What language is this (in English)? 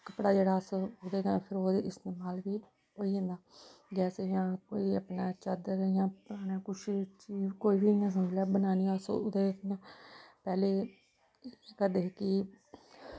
Dogri